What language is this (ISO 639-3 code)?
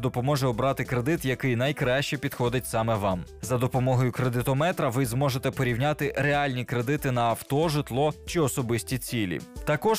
ukr